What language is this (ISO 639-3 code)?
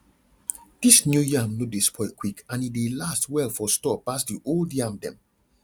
pcm